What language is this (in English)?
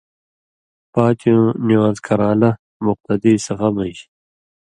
Indus Kohistani